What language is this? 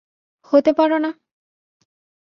Bangla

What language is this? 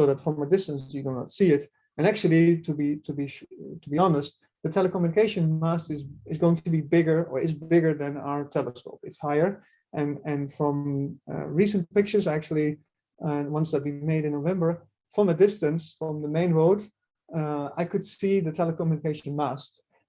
English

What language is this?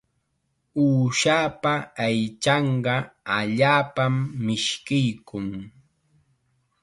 Chiquián Ancash Quechua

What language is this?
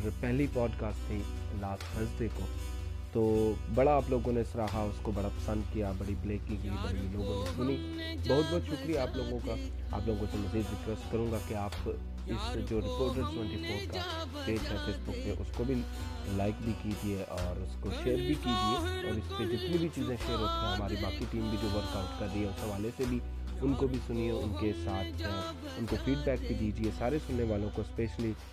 Urdu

